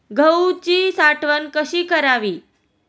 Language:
Marathi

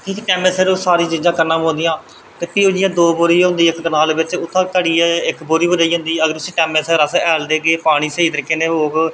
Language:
Dogri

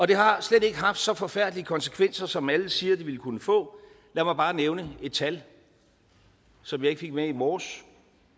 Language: Danish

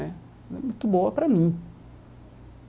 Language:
Portuguese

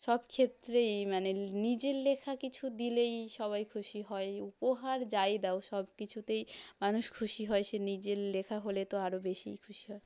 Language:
Bangla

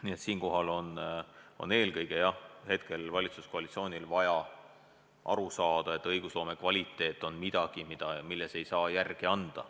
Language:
Estonian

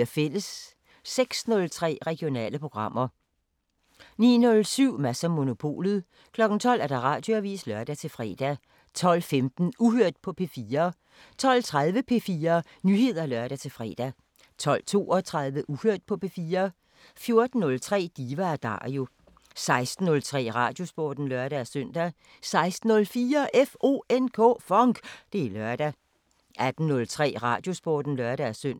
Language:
Danish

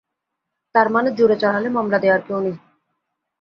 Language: Bangla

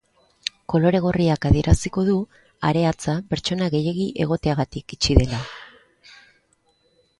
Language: Basque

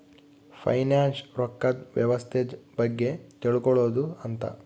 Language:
Kannada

